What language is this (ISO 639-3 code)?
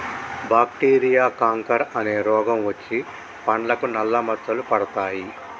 tel